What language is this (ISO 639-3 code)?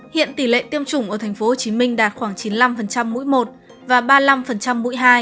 vie